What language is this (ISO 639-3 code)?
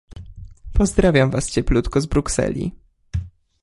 pol